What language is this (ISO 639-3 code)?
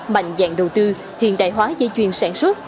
vie